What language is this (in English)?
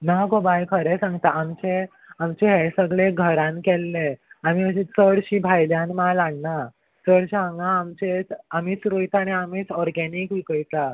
Konkani